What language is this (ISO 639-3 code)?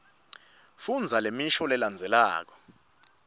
ssw